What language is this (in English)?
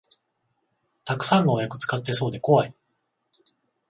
Japanese